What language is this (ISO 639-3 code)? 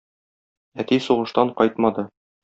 tat